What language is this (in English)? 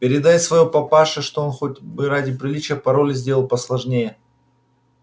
Russian